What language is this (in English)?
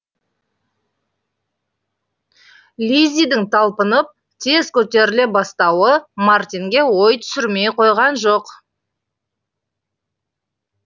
Kazakh